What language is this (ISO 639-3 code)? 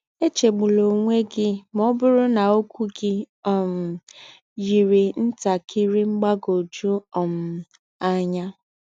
ibo